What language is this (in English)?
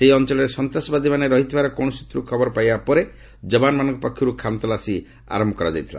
Odia